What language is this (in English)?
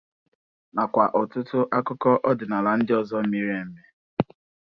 Igbo